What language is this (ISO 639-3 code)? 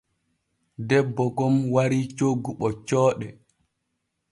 fue